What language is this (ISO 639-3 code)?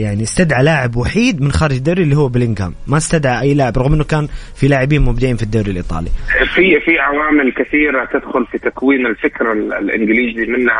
ara